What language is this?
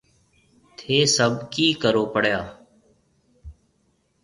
Marwari (Pakistan)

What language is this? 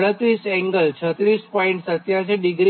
Gujarati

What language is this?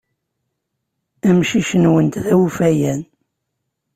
Kabyle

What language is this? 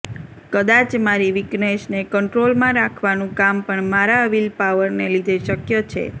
Gujarati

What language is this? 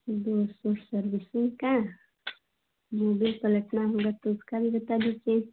Hindi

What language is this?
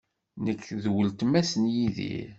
Kabyle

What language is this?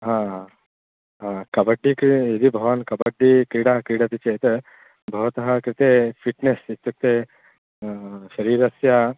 Sanskrit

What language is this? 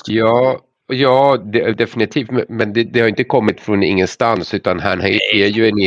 Swedish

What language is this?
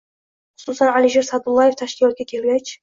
Uzbek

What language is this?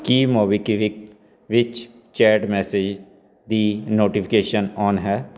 Punjabi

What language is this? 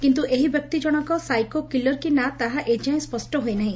Odia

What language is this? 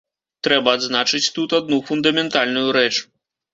Belarusian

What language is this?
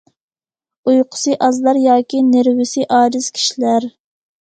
Uyghur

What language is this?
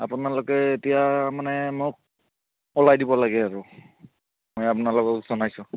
Assamese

